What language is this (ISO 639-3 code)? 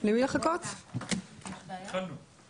heb